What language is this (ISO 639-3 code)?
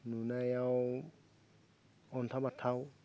brx